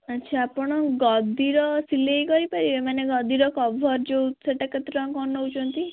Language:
Odia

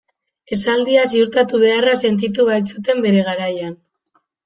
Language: Basque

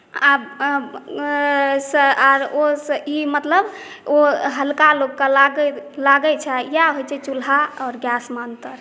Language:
Maithili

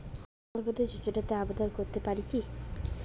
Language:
Bangla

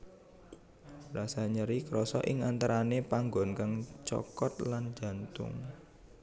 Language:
Javanese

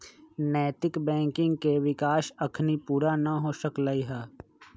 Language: Magahi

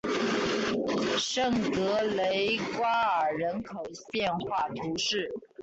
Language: Chinese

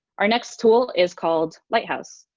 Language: English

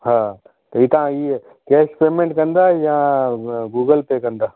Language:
Sindhi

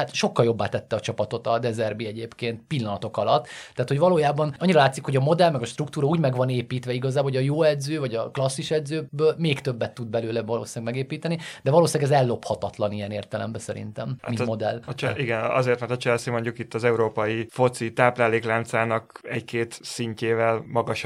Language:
Hungarian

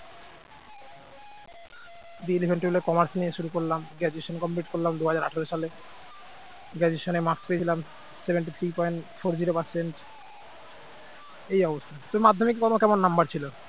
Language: Bangla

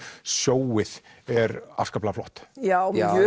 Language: Icelandic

